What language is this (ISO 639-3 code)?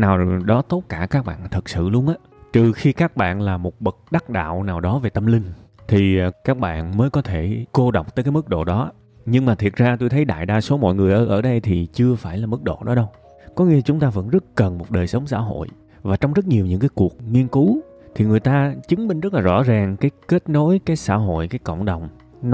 vie